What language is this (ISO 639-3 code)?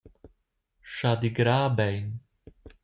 roh